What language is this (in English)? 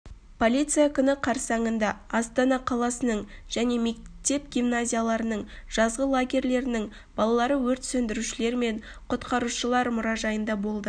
Kazakh